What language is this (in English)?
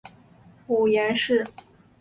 Chinese